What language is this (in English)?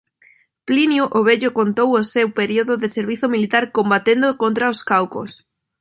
Galician